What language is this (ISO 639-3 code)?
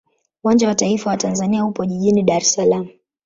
swa